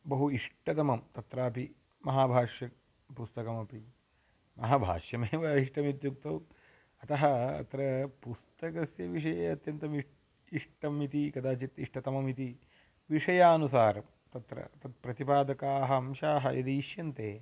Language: Sanskrit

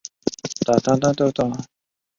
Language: Chinese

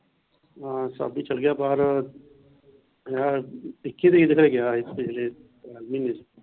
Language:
Punjabi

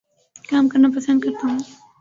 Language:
Urdu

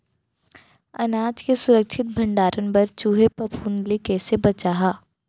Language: Chhattisgarhi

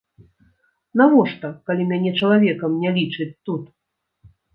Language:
Belarusian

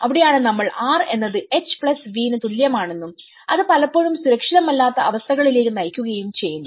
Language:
Malayalam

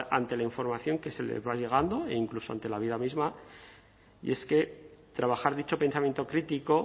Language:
Spanish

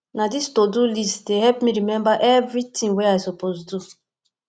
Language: Nigerian Pidgin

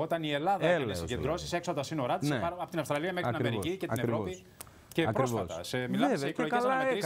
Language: Greek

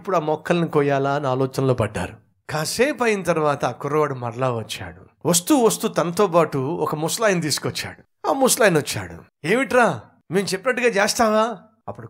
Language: Telugu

